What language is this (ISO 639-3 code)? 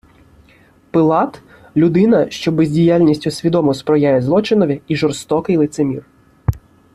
ukr